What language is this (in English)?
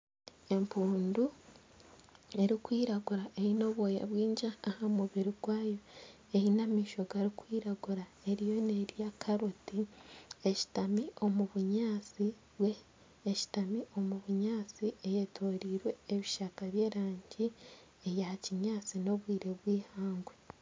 Nyankole